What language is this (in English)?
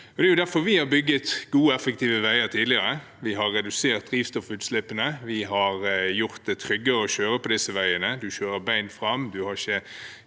Norwegian